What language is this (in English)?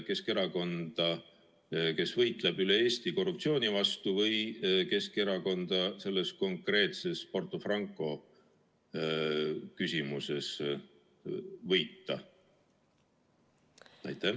Estonian